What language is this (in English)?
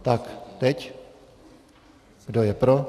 Czech